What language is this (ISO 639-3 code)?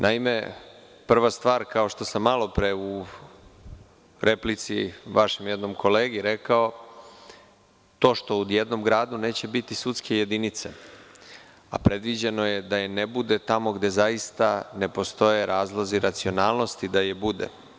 srp